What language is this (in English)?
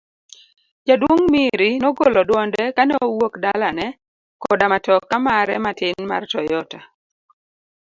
Luo (Kenya and Tanzania)